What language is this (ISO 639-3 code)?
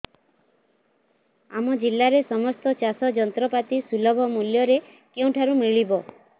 ori